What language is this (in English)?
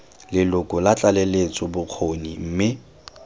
Tswana